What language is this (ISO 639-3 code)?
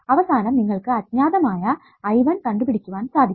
mal